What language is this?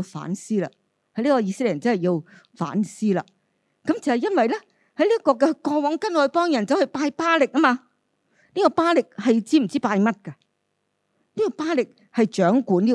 Chinese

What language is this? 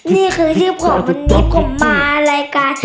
Thai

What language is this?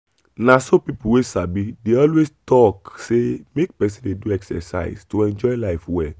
Nigerian Pidgin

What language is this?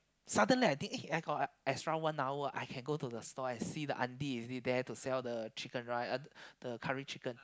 English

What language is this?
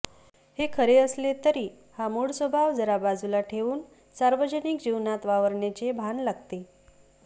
Marathi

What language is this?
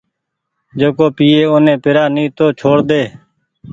Goaria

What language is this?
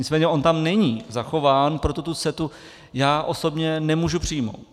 Czech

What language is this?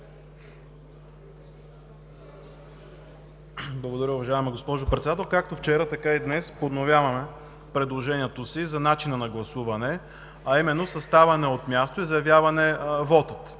Bulgarian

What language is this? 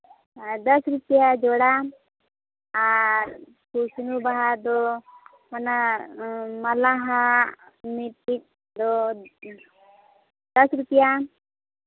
Santali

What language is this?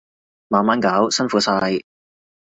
Cantonese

